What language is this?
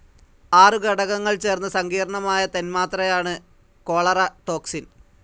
Malayalam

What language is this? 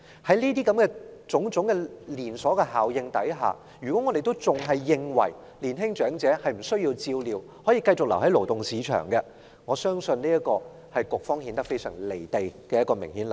Cantonese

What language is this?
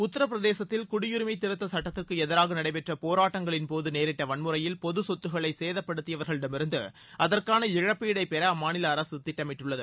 Tamil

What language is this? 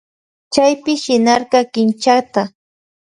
Loja Highland Quichua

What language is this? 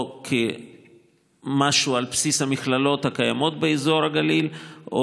Hebrew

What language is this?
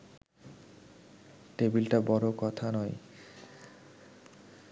Bangla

